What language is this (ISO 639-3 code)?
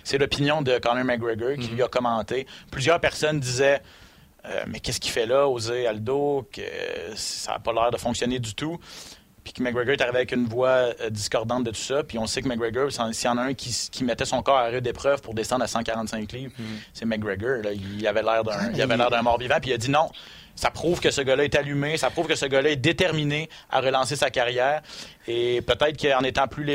fra